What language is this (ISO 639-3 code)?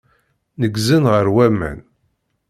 kab